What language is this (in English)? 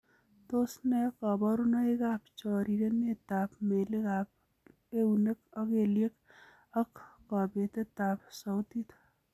Kalenjin